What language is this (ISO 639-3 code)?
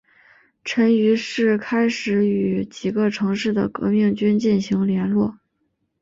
zho